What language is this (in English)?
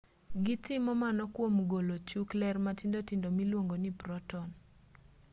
Luo (Kenya and Tanzania)